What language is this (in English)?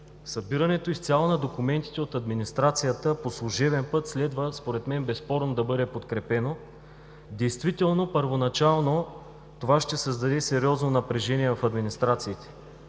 Bulgarian